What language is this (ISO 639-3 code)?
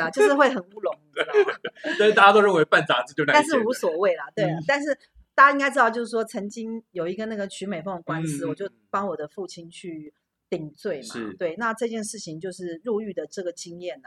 zho